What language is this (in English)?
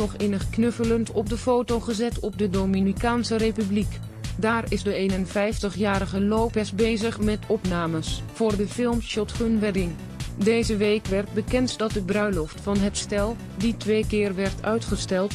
Dutch